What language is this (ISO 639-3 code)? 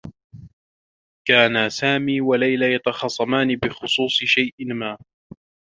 ara